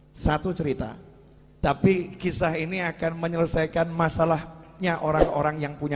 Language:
Indonesian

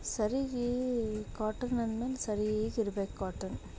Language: Kannada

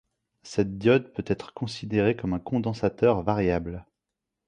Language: French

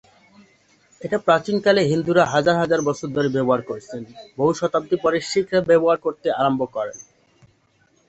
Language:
Bangla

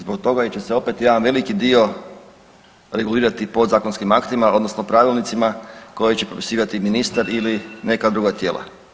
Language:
Croatian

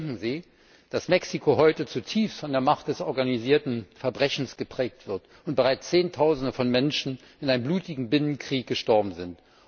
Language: German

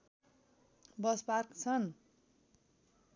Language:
Nepali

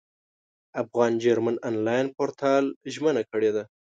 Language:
Pashto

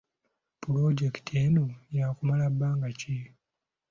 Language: Ganda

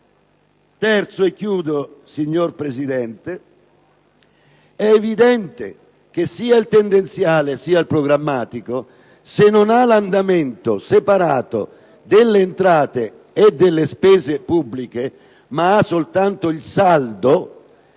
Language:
Italian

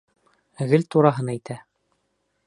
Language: Bashkir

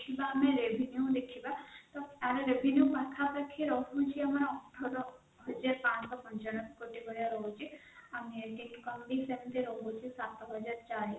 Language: Odia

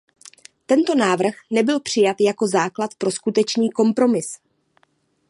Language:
Czech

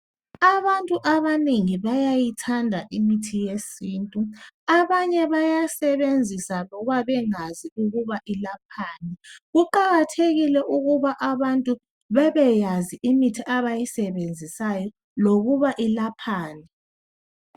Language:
North Ndebele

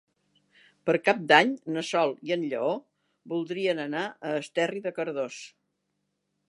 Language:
Catalan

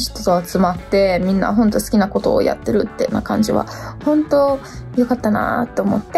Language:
Japanese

